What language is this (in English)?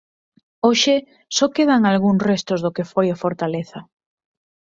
Galician